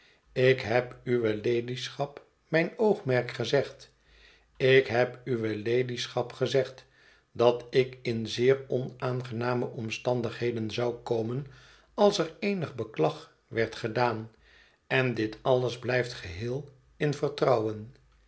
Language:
Dutch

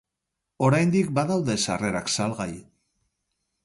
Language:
Basque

